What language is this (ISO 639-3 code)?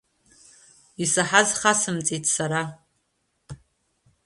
abk